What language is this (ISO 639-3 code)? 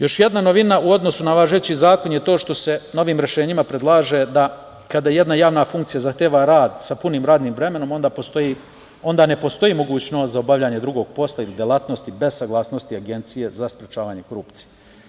srp